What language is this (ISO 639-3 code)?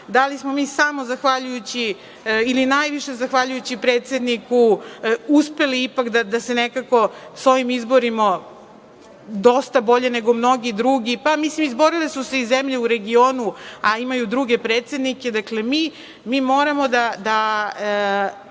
srp